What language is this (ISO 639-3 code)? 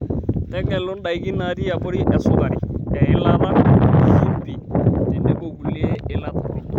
mas